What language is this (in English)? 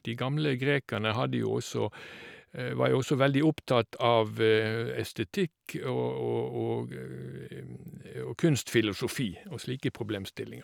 Norwegian